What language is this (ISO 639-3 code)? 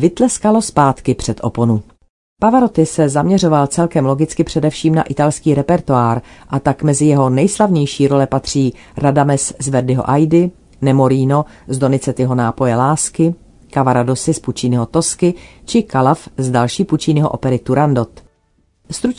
ces